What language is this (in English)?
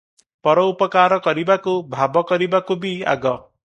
Odia